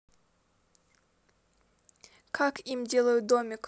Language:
Russian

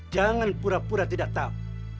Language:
Indonesian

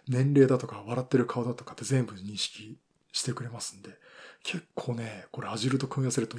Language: Japanese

